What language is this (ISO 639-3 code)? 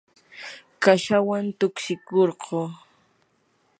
qur